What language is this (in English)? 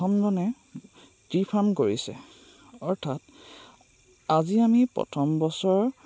Assamese